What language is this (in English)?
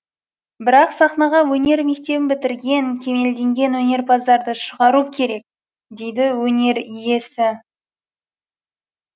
Kazakh